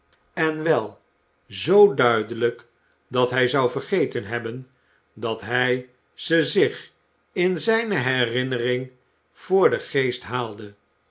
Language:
Dutch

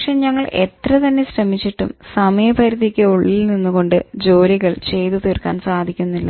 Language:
Malayalam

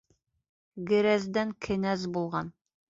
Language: Bashkir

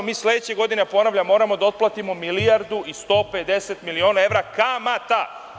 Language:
Serbian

